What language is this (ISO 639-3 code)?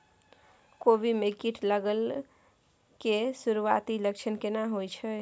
mai